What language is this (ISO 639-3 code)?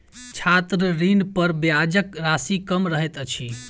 mai